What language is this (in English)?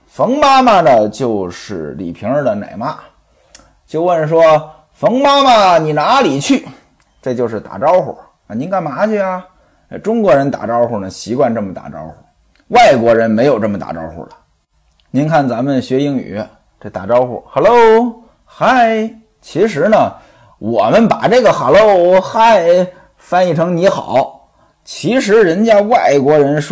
Chinese